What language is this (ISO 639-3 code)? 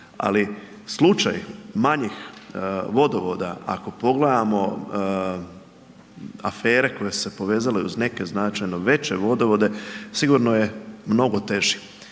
hrv